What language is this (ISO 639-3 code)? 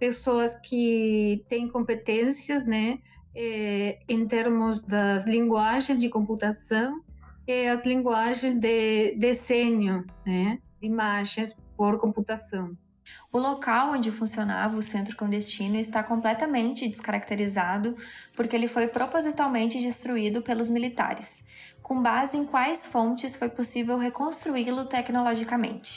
por